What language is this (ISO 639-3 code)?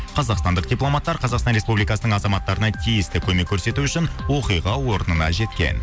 kaz